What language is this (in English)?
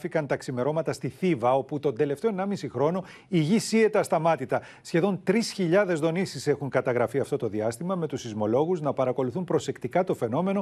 Greek